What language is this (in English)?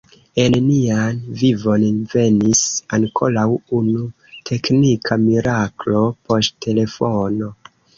Esperanto